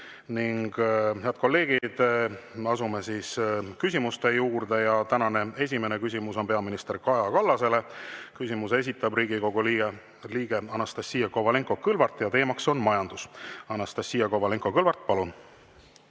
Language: Estonian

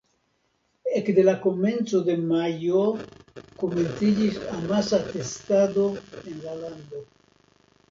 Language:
Esperanto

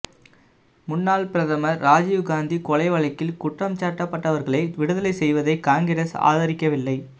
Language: Tamil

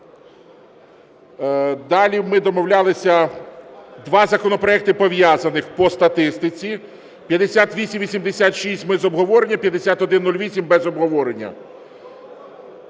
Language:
Ukrainian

